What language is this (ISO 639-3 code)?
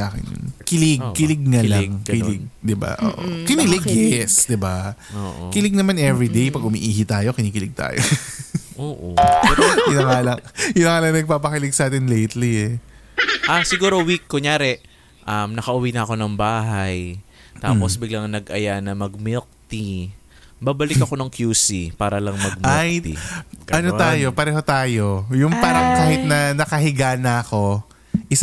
fil